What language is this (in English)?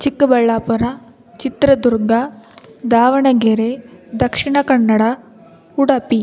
Kannada